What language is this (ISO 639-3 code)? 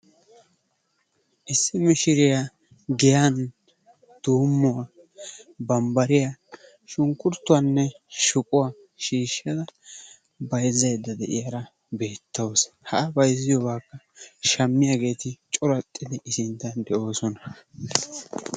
wal